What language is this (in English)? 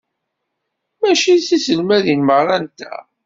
Kabyle